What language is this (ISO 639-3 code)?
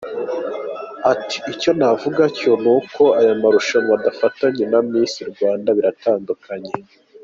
kin